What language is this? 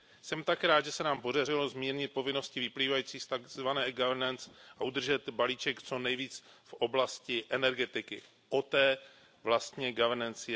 Czech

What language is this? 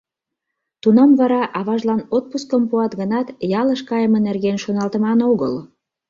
Mari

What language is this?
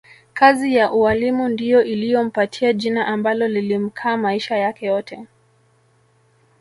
Swahili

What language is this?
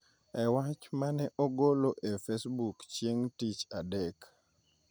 Luo (Kenya and Tanzania)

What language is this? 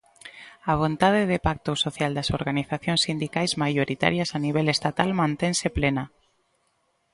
Galician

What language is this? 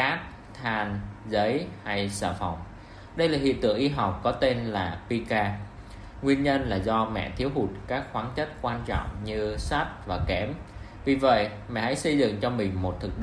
Vietnamese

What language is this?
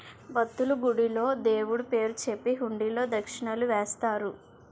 Telugu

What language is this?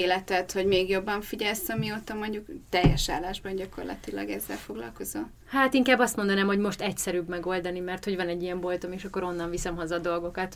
Hungarian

